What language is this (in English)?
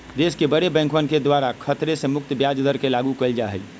Magahi